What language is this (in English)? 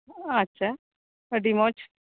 Santali